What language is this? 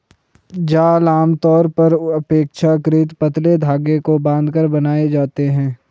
Hindi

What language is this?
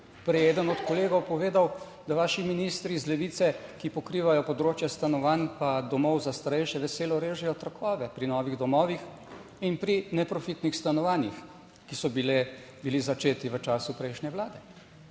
Slovenian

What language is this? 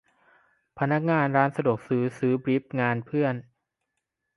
Thai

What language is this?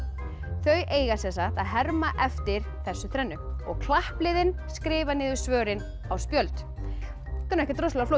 Icelandic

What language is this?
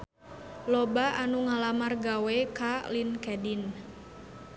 Sundanese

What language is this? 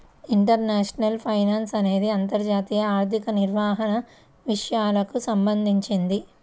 Telugu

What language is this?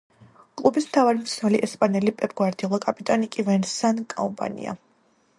Georgian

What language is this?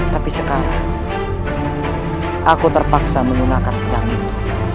Indonesian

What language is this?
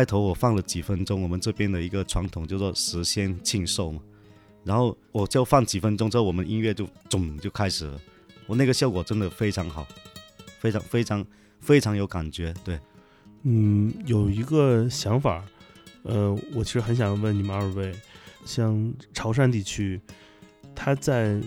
Chinese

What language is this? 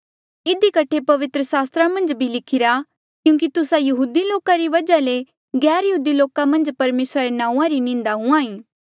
Mandeali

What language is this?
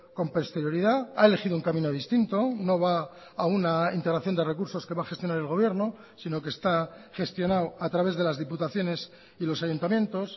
Spanish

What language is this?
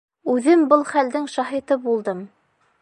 Bashkir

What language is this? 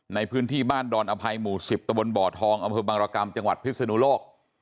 Thai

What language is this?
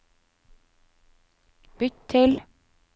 Norwegian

